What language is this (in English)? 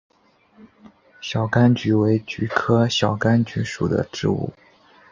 Chinese